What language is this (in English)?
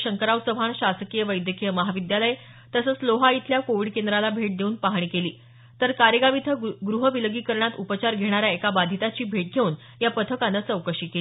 Marathi